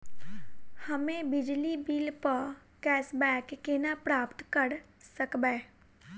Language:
Maithili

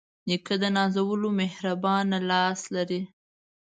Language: Pashto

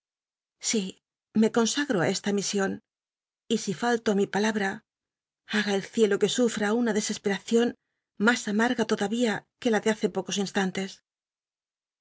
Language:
Spanish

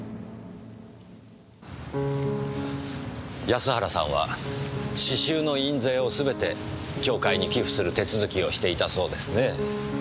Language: Japanese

